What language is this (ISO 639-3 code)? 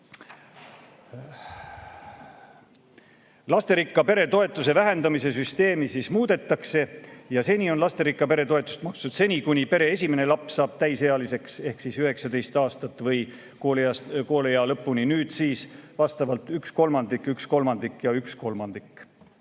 est